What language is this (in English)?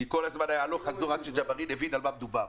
Hebrew